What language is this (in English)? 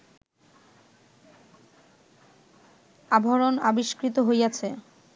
Bangla